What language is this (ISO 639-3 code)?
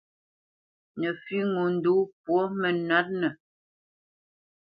bce